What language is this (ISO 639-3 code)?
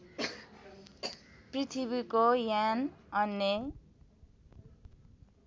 nep